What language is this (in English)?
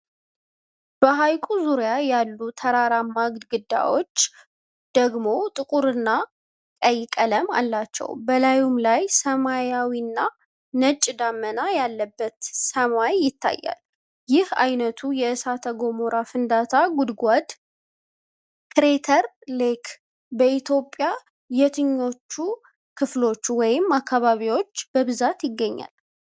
Amharic